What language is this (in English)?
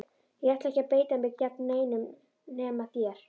Icelandic